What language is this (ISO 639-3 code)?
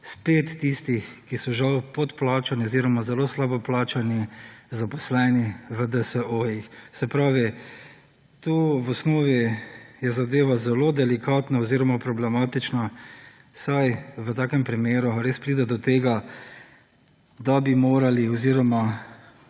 slv